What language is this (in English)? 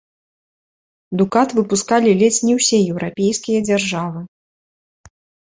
Belarusian